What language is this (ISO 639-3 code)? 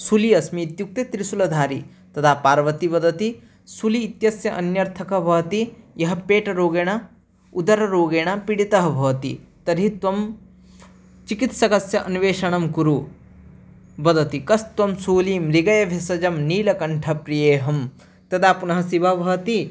san